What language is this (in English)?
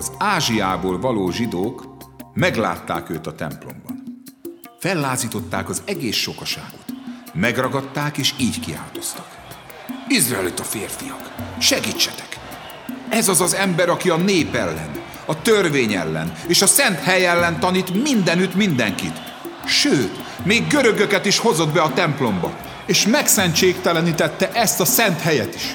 Hungarian